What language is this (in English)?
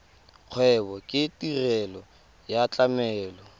Tswana